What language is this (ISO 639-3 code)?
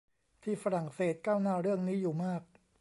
tha